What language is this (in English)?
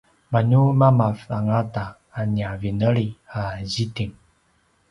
Paiwan